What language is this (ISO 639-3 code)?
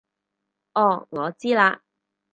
yue